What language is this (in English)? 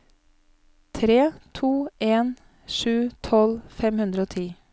Norwegian